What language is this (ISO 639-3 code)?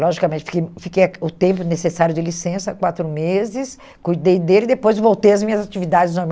por